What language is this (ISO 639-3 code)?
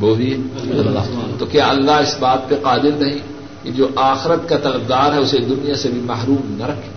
urd